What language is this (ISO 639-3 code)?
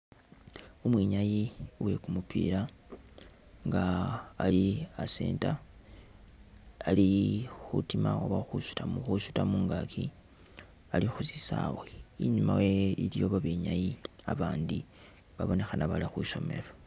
myx